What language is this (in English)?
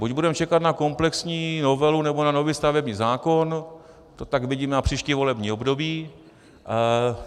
Czech